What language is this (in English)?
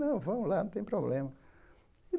Portuguese